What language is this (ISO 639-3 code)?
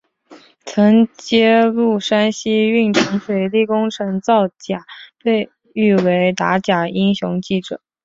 zho